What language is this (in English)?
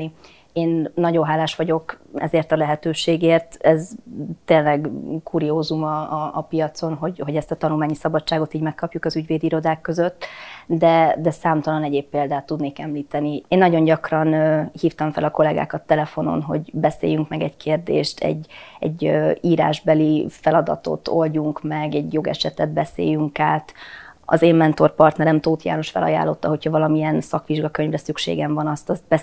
Hungarian